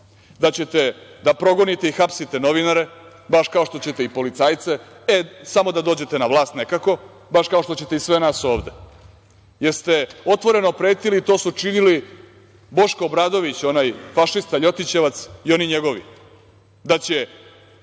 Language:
Serbian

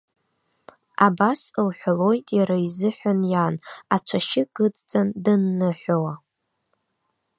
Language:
Abkhazian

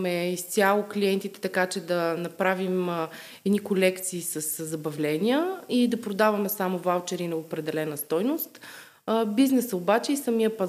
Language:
Bulgarian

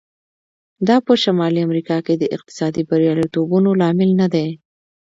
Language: Pashto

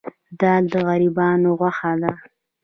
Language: Pashto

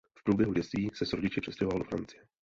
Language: Czech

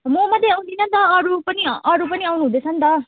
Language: Nepali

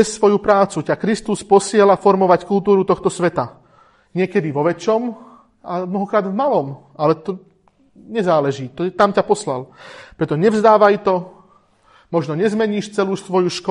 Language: Slovak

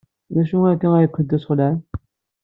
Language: Kabyle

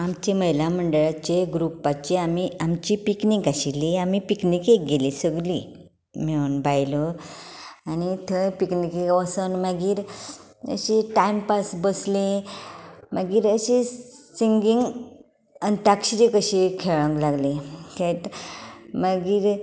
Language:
Konkani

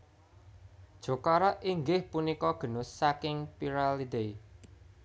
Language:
Javanese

